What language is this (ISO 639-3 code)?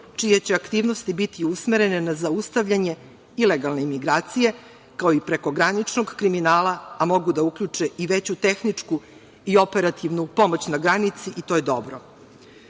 srp